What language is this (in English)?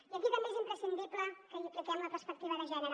Catalan